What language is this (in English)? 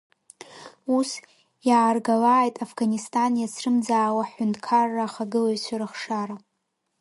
Abkhazian